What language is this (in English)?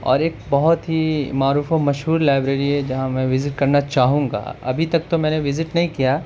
Urdu